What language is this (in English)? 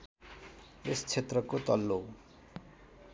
Nepali